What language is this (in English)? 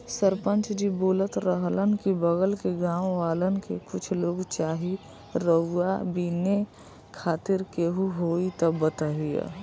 Bhojpuri